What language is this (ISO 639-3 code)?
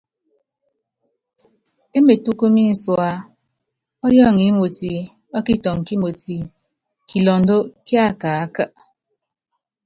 yav